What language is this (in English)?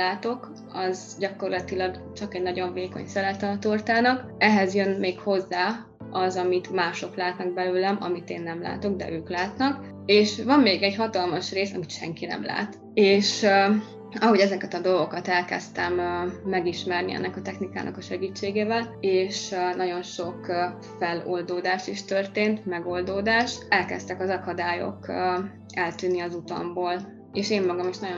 Hungarian